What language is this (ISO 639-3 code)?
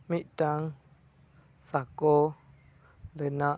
sat